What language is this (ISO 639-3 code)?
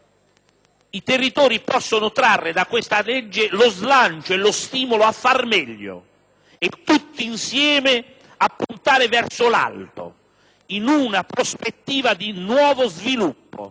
ita